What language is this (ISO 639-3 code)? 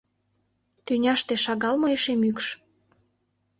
chm